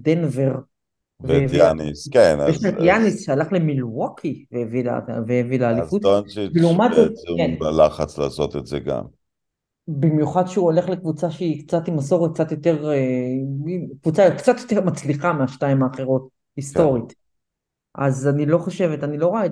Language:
Hebrew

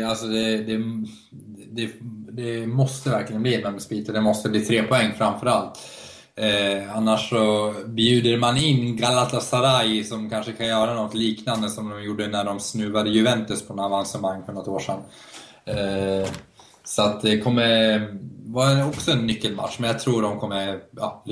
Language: Swedish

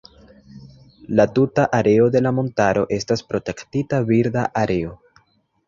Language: Esperanto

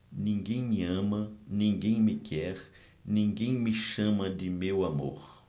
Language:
Portuguese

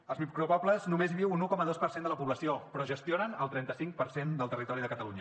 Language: Catalan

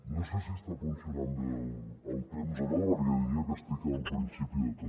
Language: Catalan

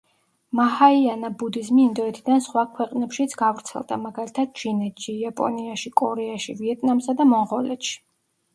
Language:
Georgian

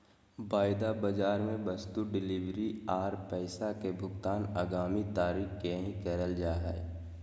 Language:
Magahi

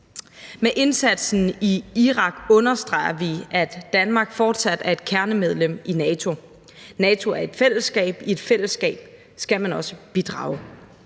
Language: Danish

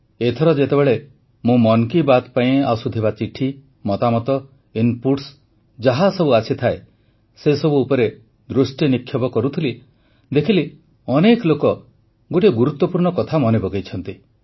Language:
Odia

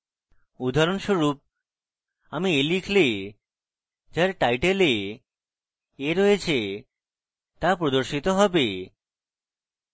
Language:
Bangla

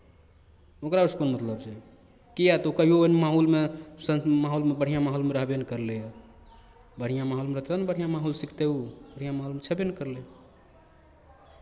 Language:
Maithili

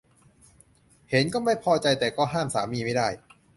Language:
Thai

